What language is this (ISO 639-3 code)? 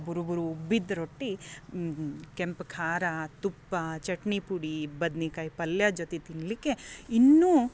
kan